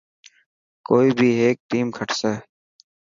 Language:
Dhatki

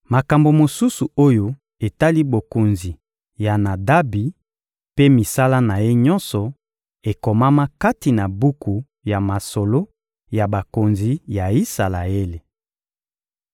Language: Lingala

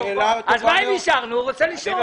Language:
Hebrew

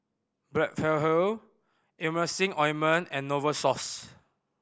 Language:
English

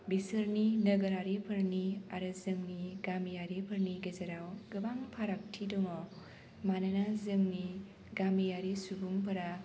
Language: Bodo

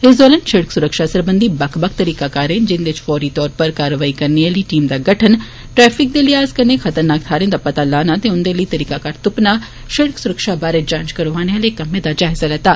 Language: Dogri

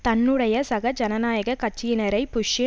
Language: Tamil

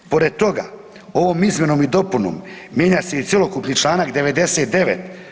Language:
Croatian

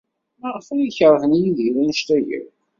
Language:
Kabyle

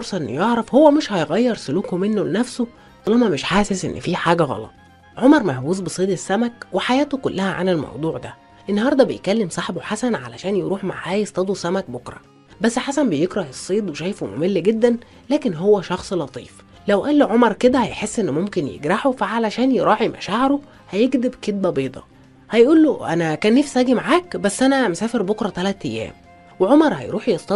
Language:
Arabic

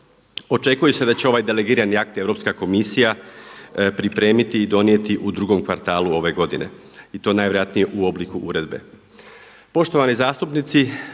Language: Croatian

